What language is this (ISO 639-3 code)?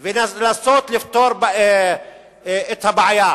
heb